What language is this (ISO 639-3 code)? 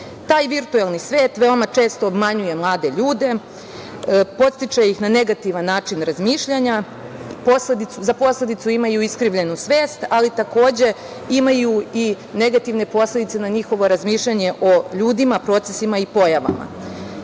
srp